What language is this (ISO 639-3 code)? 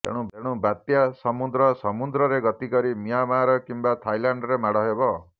ori